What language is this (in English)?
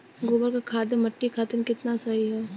Bhojpuri